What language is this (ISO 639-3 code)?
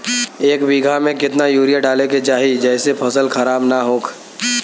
bho